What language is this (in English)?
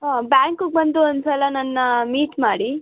Kannada